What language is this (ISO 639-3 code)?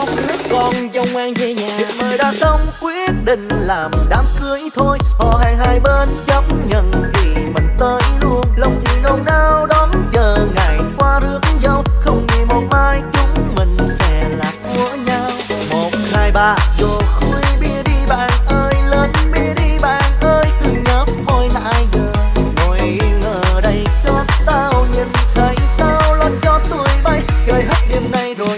vie